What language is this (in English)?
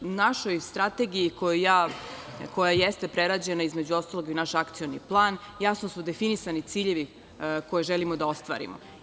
Serbian